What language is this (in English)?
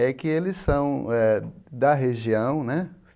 Portuguese